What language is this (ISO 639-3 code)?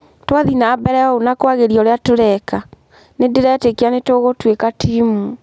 kik